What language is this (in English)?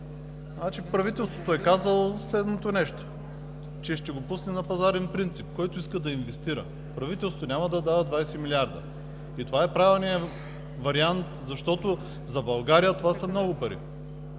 Bulgarian